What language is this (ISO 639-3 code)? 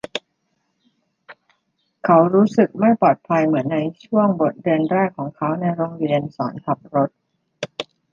tha